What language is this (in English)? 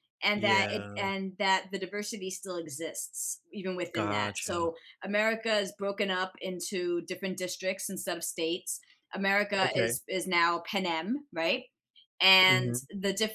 English